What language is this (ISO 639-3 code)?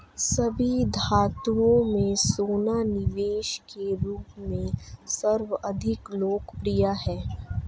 hin